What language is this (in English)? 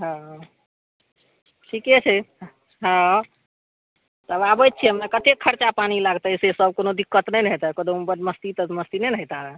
Maithili